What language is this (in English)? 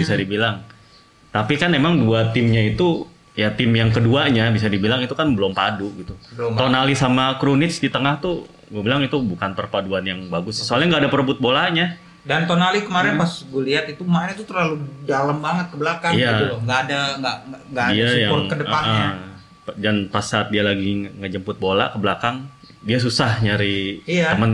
Indonesian